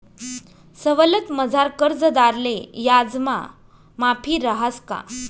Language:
Marathi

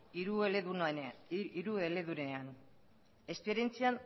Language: Basque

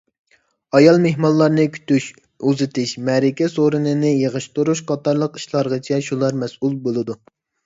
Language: Uyghur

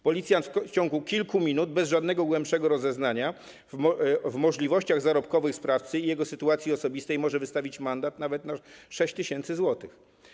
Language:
Polish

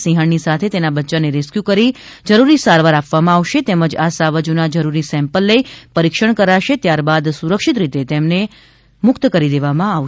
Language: Gujarati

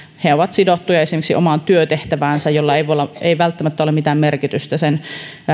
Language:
Finnish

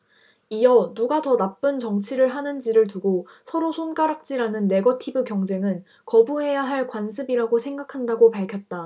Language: Korean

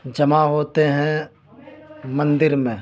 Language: Urdu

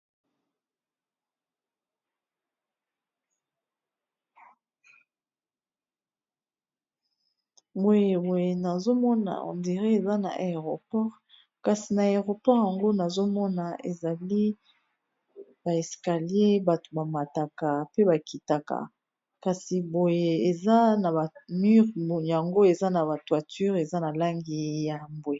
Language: Lingala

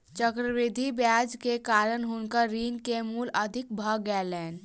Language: Maithili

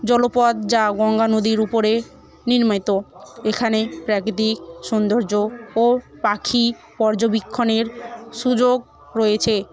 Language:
Bangla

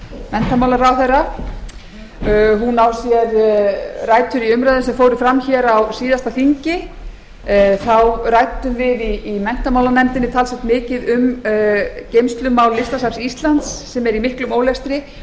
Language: Icelandic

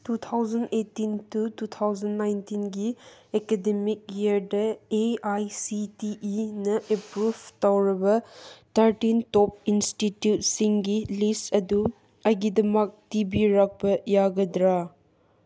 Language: Manipuri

